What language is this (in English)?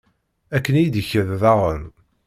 Kabyle